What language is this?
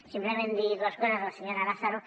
Catalan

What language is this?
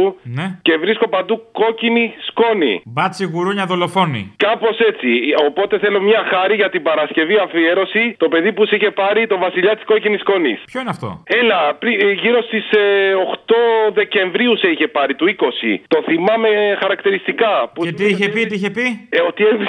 Greek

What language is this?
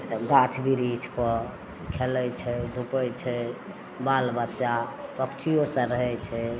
Maithili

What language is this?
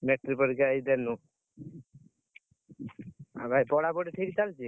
Odia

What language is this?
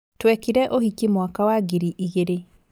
Kikuyu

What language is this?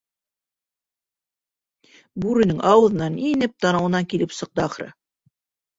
Bashkir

